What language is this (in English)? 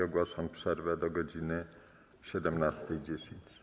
Polish